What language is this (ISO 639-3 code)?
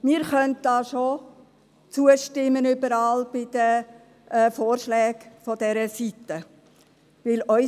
gsw